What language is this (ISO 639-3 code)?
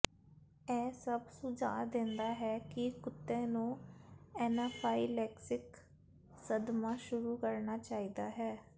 pan